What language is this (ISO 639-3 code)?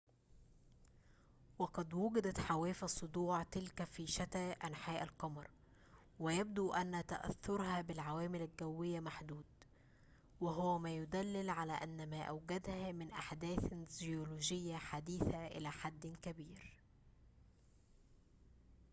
ara